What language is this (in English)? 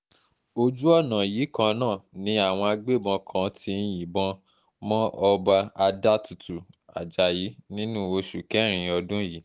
Yoruba